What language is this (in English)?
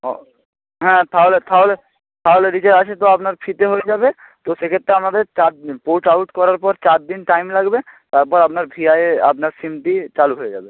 Bangla